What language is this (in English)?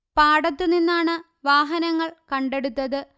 Malayalam